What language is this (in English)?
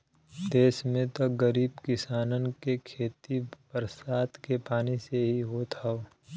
Bhojpuri